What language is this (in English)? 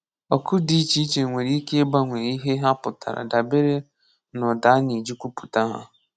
Igbo